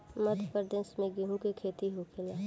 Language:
Bhojpuri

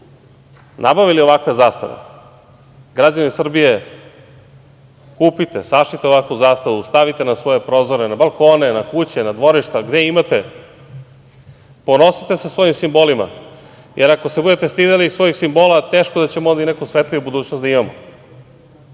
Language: Serbian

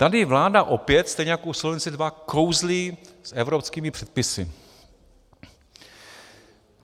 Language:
Czech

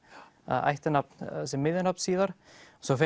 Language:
Icelandic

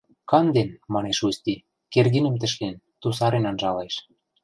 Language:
Western Mari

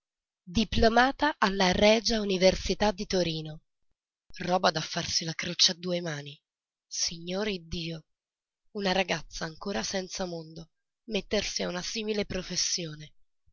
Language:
Italian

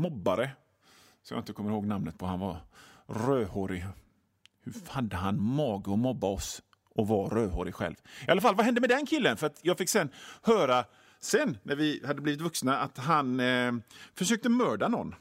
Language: Swedish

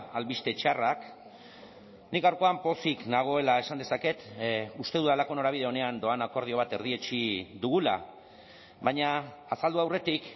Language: Basque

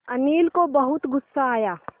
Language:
Hindi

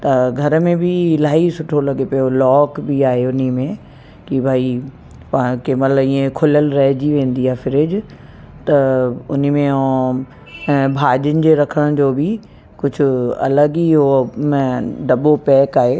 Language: Sindhi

